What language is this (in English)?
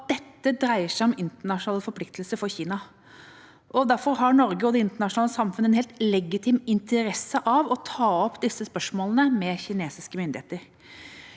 Norwegian